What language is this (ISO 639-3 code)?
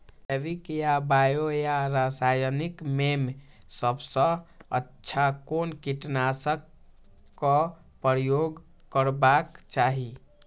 mai